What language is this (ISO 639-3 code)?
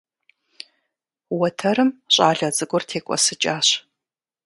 kbd